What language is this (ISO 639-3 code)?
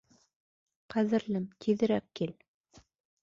bak